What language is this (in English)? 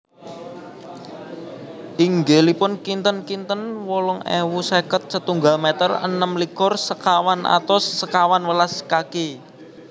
Javanese